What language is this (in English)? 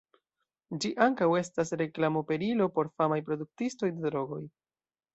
Esperanto